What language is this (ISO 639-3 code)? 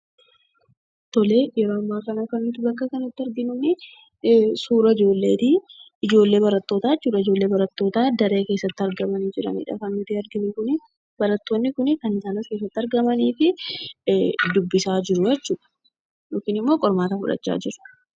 orm